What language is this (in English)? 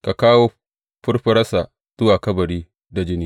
Hausa